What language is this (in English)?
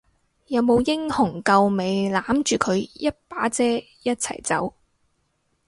Cantonese